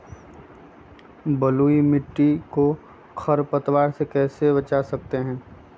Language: Magahi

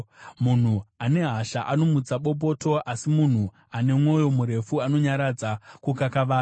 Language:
Shona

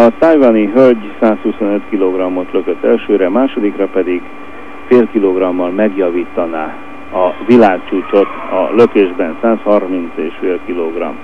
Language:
Hungarian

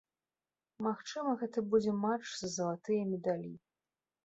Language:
Belarusian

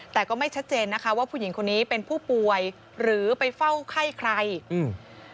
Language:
Thai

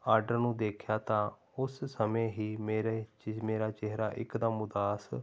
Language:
Punjabi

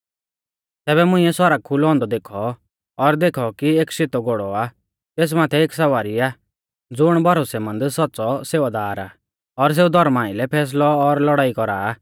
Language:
Mahasu Pahari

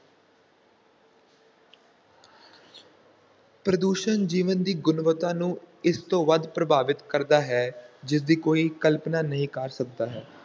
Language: Punjabi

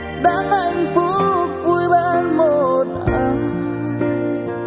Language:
Vietnamese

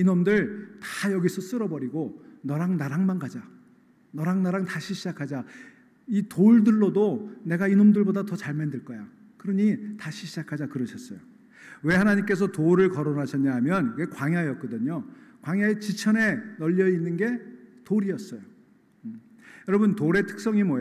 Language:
Korean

